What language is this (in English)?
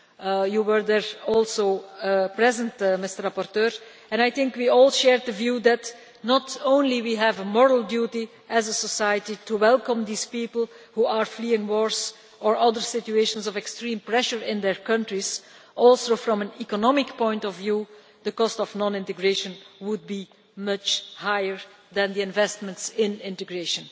English